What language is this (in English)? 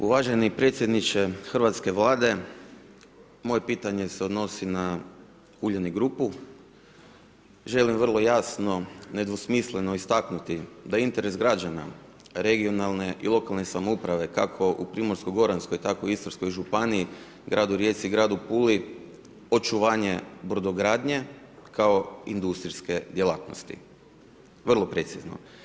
Croatian